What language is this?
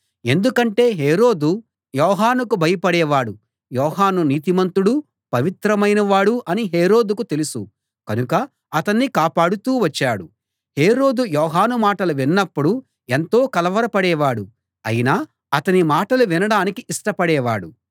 Telugu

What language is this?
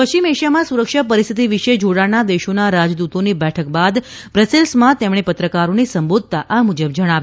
Gujarati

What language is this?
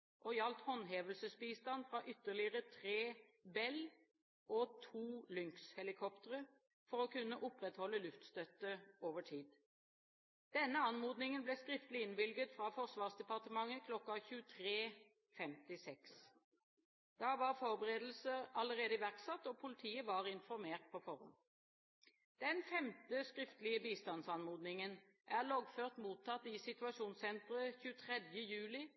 Norwegian Bokmål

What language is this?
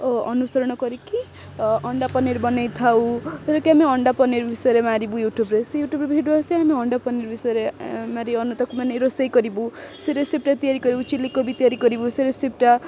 Odia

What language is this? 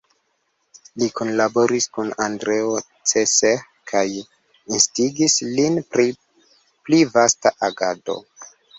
Esperanto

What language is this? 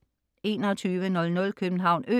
Danish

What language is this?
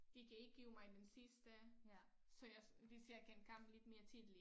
Danish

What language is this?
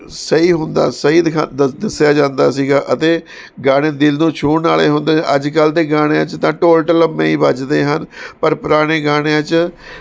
Punjabi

